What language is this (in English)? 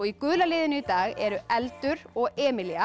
Icelandic